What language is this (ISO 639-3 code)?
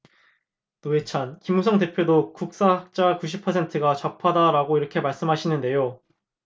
kor